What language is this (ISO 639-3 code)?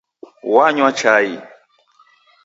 dav